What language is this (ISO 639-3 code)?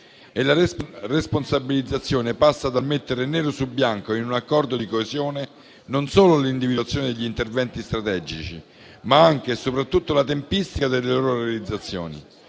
ita